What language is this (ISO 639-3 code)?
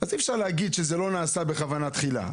heb